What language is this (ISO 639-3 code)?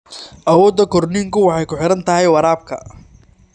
som